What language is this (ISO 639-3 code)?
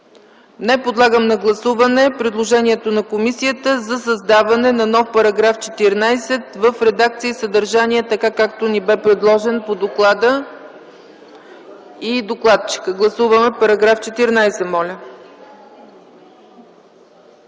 bul